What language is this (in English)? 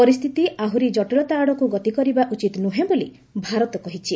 Odia